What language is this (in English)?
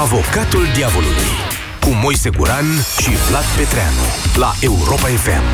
Romanian